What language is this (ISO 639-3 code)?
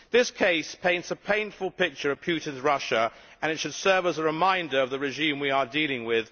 eng